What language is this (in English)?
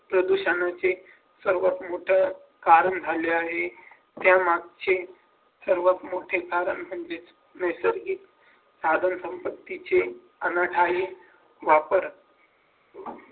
Marathi